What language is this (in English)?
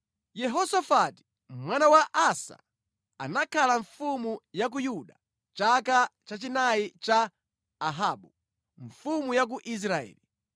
Nyanja